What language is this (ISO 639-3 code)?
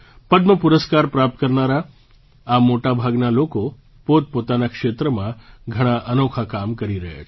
guj